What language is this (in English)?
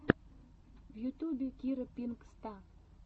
Russian